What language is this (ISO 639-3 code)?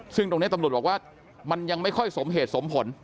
tha